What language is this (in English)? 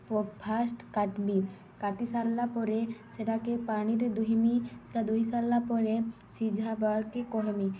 Odia